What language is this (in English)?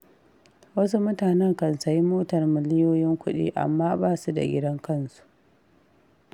Hausa